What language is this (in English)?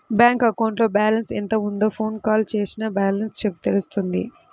Telugu